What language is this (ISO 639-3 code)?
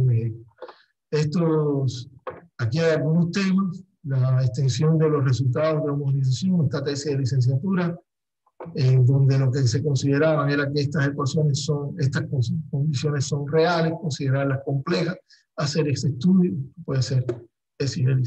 spa